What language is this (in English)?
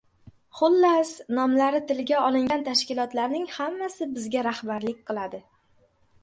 Uzbek